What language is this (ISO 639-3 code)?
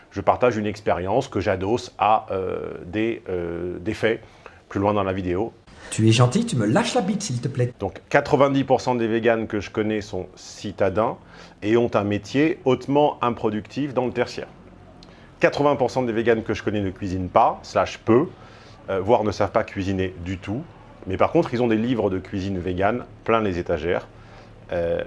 fra